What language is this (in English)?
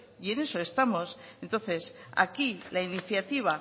Spanish